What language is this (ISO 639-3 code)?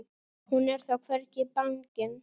isl